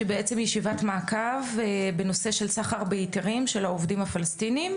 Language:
Hebrew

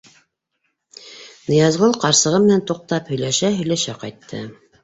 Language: Bashkir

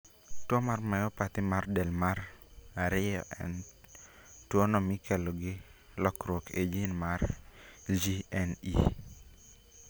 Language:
Luo (Kenya and Tanzania)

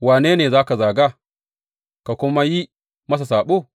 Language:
Hausa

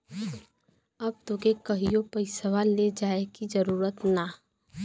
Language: Bhojpuri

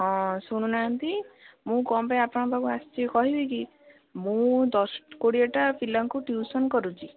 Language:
Odia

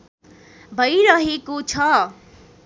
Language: Nepali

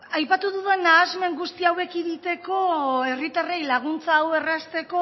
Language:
Basque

